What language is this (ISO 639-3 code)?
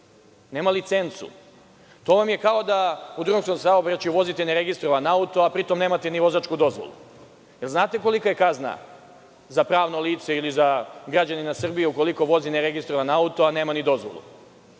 srp